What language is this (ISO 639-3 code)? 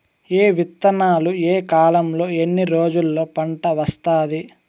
tel